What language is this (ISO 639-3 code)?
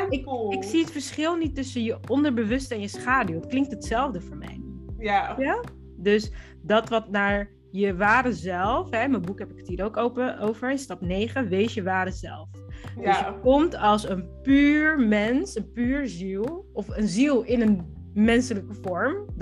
nld